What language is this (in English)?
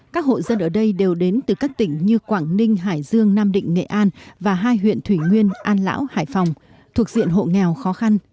Vietnamese